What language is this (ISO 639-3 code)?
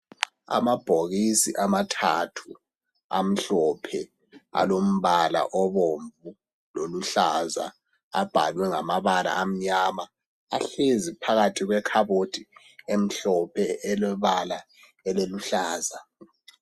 nde